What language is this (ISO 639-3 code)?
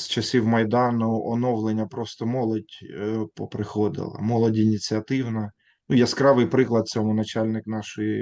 ukr